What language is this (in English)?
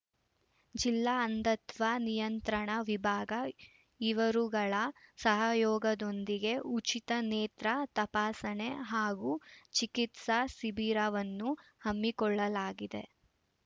Kannada